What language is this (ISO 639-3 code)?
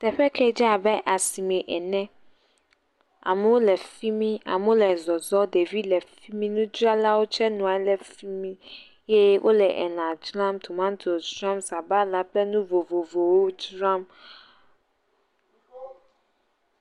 ewe